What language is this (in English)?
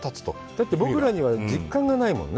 Japanese